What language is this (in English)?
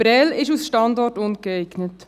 Swiss German